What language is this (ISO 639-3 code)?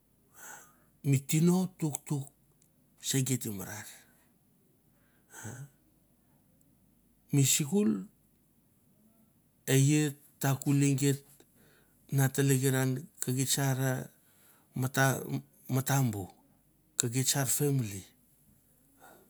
tbf